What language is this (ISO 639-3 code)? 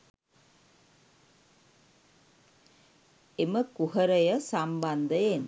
sin